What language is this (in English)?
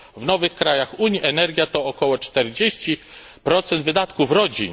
Polish